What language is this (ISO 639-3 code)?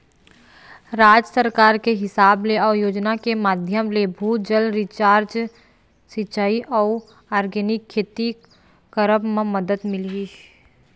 hne